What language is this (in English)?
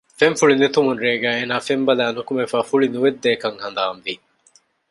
Divehi